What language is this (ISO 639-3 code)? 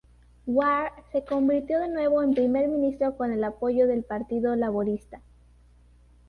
spa